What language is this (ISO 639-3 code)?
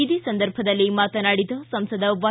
kan